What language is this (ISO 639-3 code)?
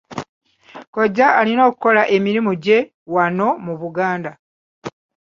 lug